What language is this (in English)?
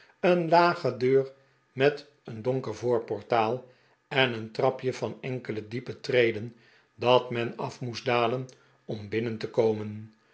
Dutch